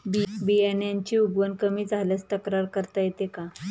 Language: Marathi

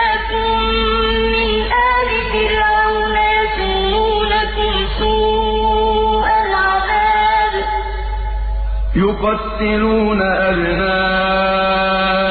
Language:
Arabic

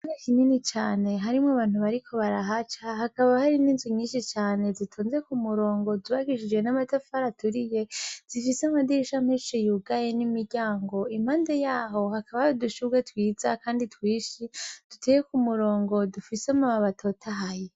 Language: Rundi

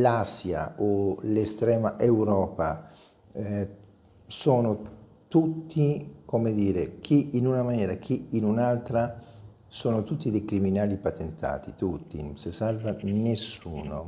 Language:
Italian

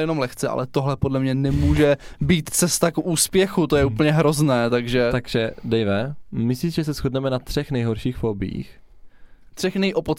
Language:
Czech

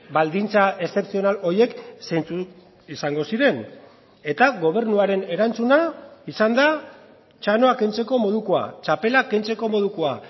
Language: Basque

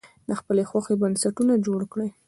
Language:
Pashto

